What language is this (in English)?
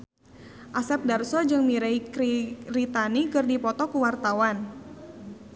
Sundanese